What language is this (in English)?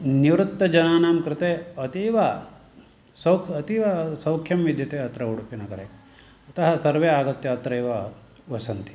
Sanskrit